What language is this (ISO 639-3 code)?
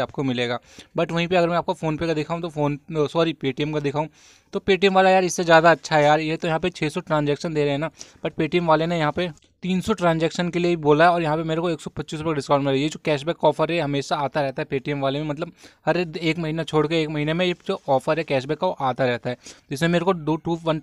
hin